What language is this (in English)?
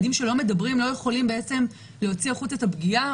Hebrew